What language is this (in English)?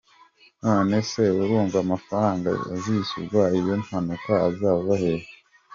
Kinyarwanda